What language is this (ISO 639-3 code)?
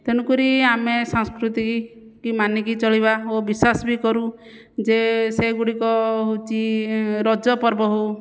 ori